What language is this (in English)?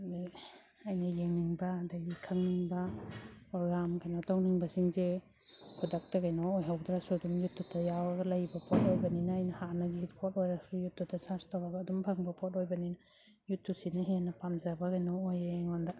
Manipuri